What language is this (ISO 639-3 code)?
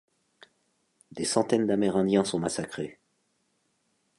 fra